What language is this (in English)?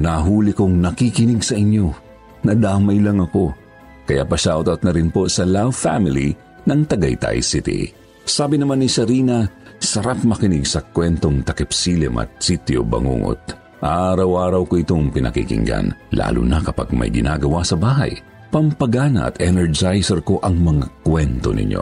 Filipino